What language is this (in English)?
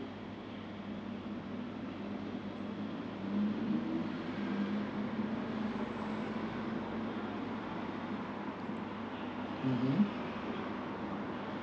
English